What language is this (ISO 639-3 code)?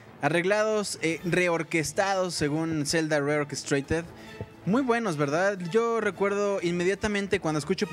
spa